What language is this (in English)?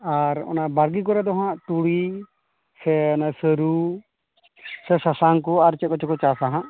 Santali